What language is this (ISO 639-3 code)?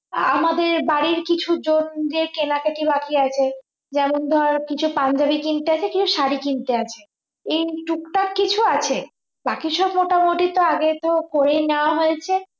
ben